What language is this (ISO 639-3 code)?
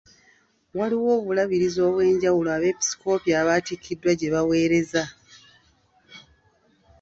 lug